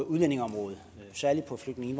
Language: Danish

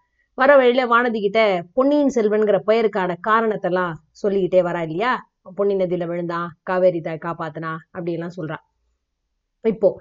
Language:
Tamil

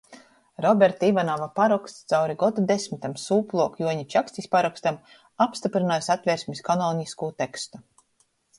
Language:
Latgalian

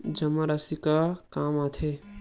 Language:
Chhattisgarhi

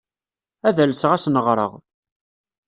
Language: Kabyle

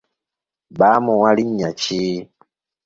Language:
Ganda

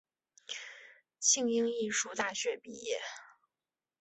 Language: Chinese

